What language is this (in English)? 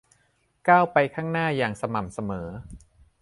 Thai